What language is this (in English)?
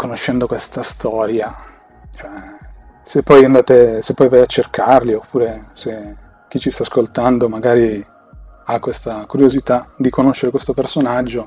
Italian